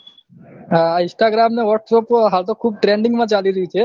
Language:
Gujarati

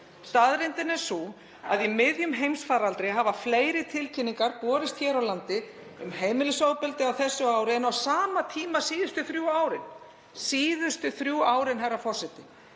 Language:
Icelandic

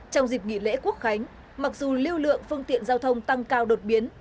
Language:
Vietnamese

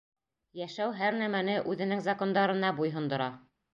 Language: Bashkir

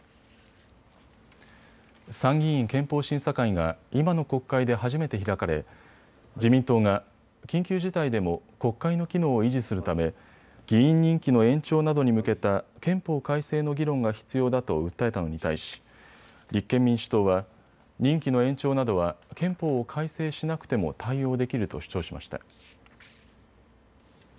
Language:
Japanese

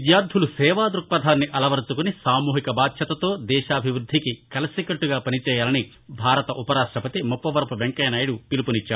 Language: Telugu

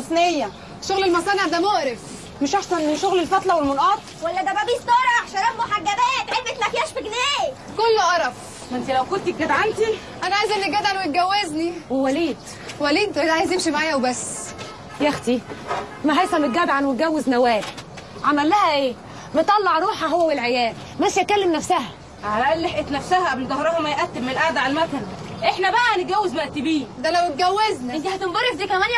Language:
Arabic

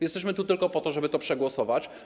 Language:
Polish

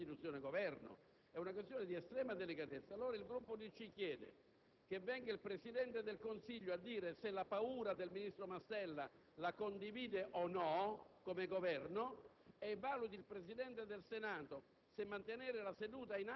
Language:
Italian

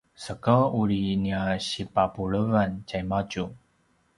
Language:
Paiwan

